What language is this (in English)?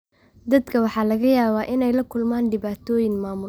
Somali